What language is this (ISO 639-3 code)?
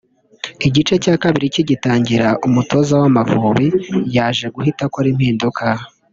kin